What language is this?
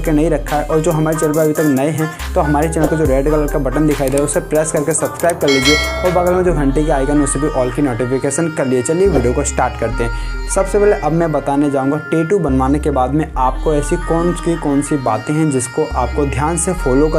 Hindi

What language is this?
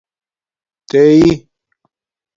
Domaaki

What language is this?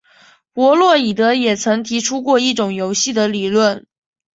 Chinese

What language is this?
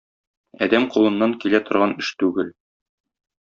Tatar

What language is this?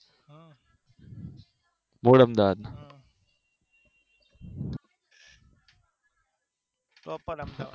Gujarati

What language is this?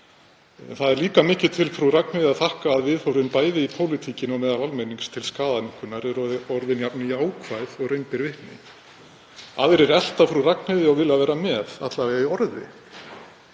Icelandic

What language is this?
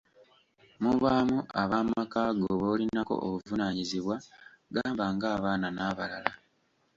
Ganda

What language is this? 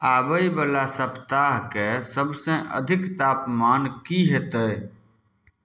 Maithili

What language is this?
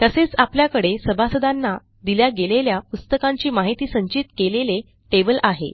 Marathi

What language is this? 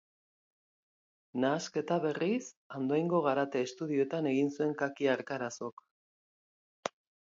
Basque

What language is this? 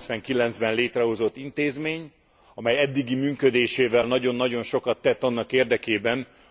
Hungarian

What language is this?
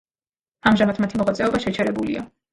Georgian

